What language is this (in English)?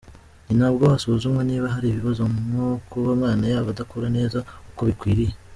Kinyarwanda